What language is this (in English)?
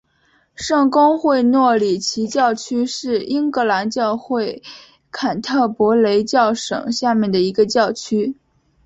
Chinese